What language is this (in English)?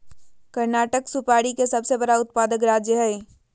Magahi